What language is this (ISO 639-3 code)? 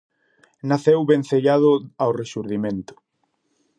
glg